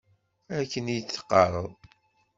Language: Kabyle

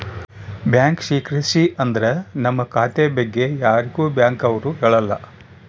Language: Kannada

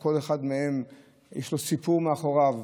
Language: Hebrew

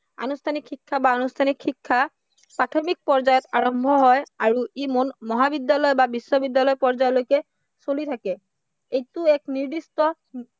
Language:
Assamese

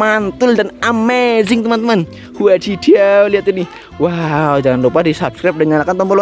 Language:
Indonesian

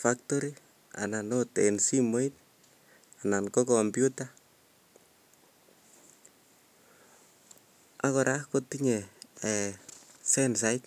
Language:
Kalenjin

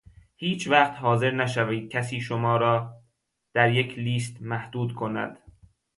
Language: Persian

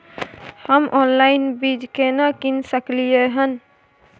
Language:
Maithili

